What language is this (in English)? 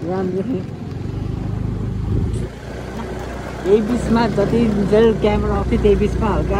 Indonesian